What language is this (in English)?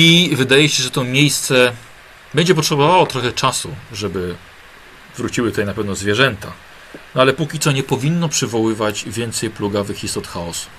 Polish